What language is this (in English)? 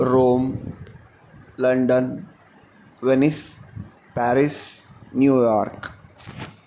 Sanskrit